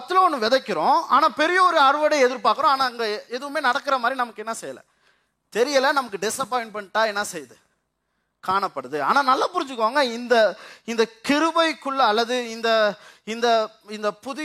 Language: Tamil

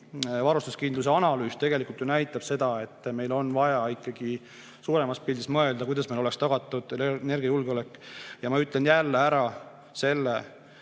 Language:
Estonian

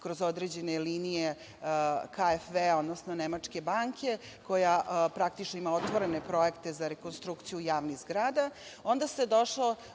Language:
Serbian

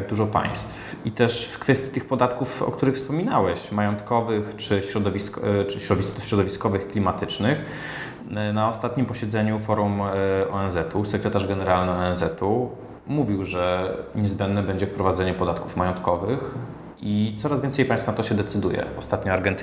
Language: Polish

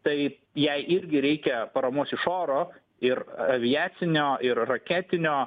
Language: Lithuanian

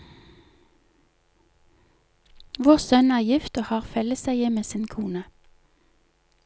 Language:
Norwegian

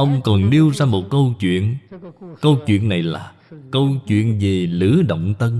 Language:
Vietnamese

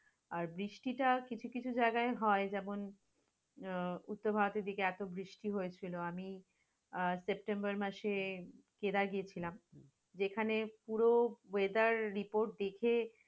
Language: Bangla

